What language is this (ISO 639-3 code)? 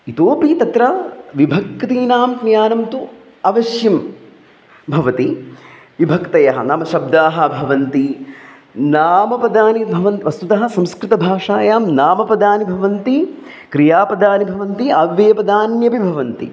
san